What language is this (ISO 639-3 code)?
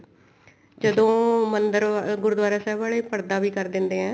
pan